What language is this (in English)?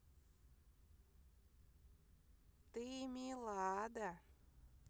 Russian